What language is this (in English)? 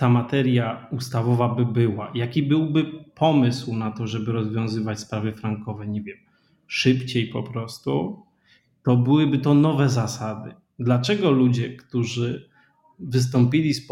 Polish